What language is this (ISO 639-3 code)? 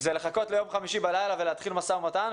heb